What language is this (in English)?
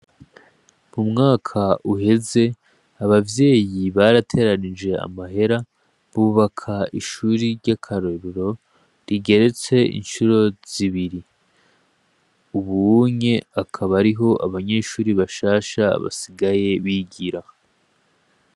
Rundi